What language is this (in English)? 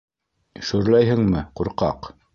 Bashkir